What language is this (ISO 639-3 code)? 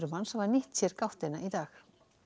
isl